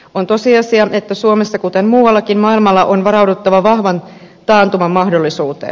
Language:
Finnish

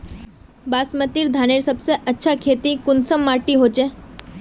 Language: Magahi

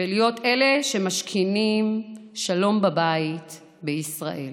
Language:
Hebrew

